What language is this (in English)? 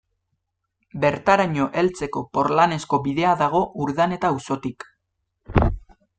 Basque